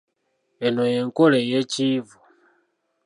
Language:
Ganda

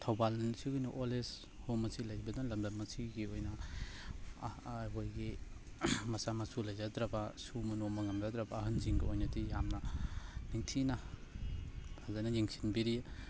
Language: Manipuri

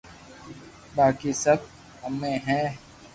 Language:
Loarki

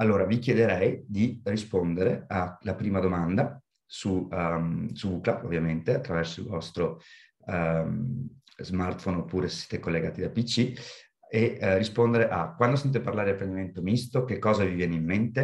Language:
Italian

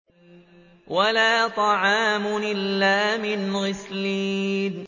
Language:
Arabic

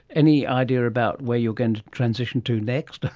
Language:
English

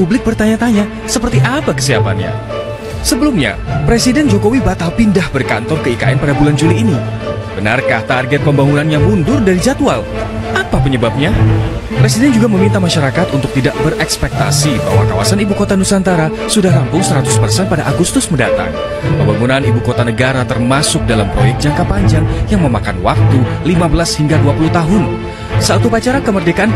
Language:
Indonesian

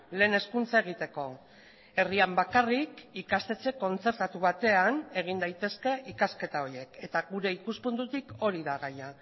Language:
Basque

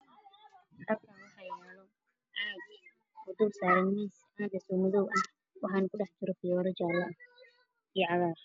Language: Somali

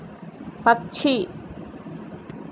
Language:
Hindi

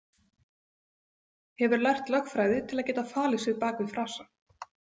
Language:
Icelandic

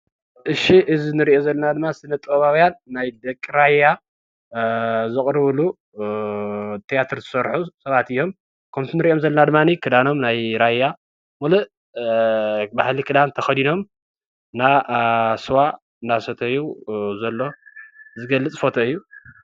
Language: Tigrinya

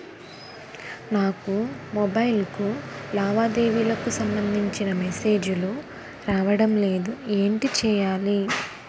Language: Telugu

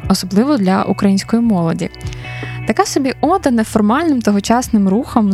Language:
Ukrainian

